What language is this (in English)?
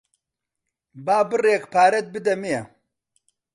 Central Kurdish